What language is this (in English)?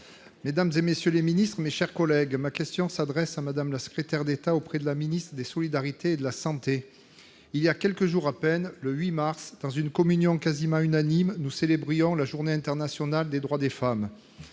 French